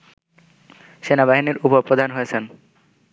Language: Bangla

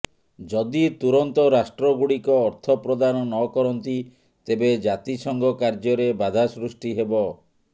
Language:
Odia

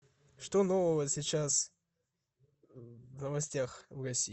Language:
Russian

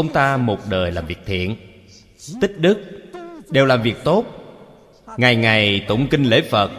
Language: Vietnamese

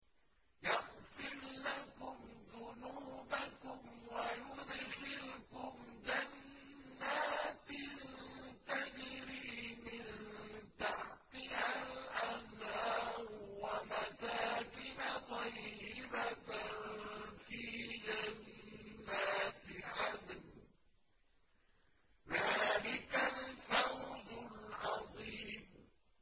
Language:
Arabic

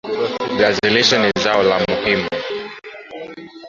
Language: Swahili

